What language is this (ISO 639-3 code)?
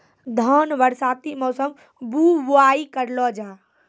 mai